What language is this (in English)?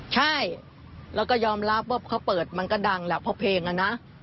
Thai